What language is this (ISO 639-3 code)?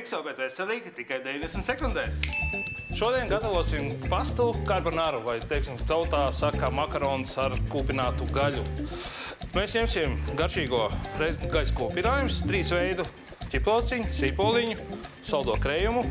lav